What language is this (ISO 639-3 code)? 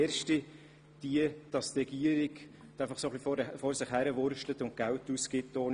gsw